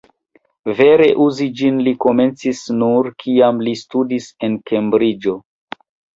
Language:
Esperanto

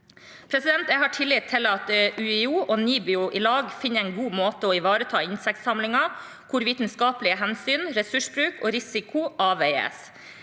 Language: Norwegian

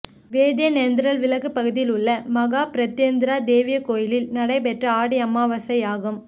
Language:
Tamil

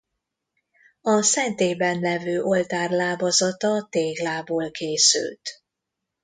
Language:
Hungarian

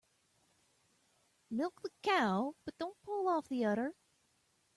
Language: English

